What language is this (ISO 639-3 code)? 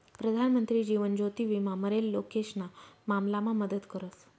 mar